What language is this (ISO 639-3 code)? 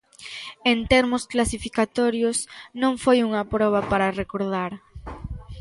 glg